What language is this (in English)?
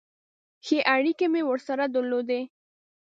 Pashto